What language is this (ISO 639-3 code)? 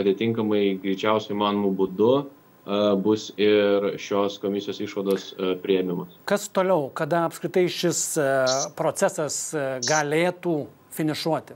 lit